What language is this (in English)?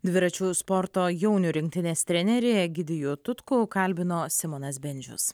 Lithuanian